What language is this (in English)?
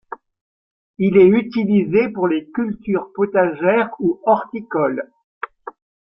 French